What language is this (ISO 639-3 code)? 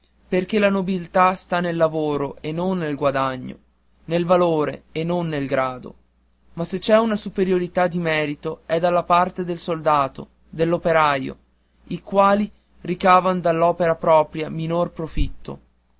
ita